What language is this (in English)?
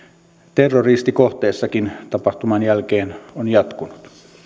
Finnish